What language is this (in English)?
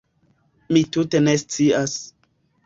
Esperanto